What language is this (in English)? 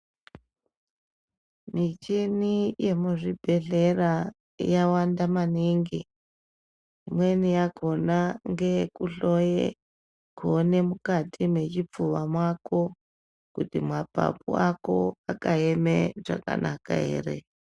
Ndau